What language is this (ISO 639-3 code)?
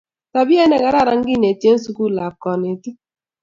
kln